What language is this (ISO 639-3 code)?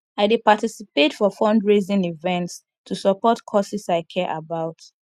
pcm